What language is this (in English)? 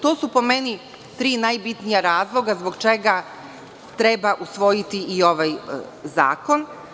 Serbian